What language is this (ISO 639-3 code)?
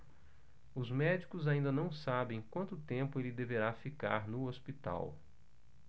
por